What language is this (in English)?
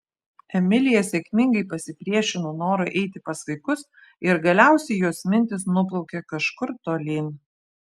Lithuanian